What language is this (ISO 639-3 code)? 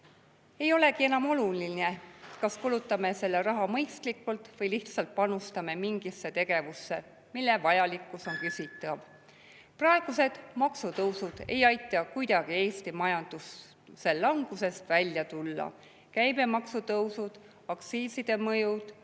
est